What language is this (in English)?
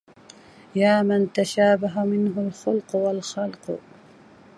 Arabic